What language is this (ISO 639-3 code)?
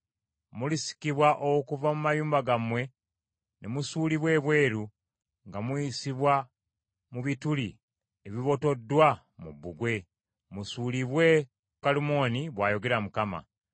lug